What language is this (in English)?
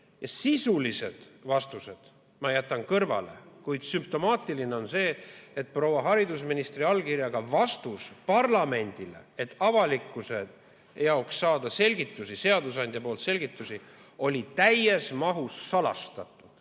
Estonian